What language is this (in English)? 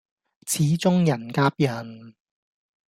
Cantonese